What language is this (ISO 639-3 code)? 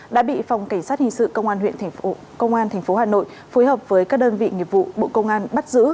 vie